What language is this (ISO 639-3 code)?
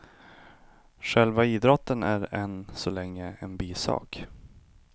swe